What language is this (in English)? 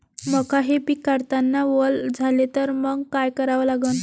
Marathi